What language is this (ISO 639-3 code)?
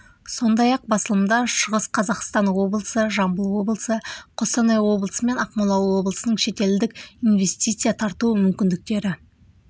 kaz